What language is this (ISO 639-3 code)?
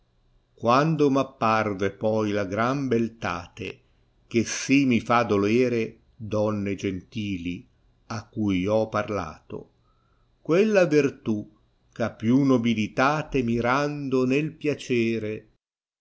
ita